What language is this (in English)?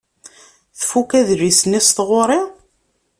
Kabyle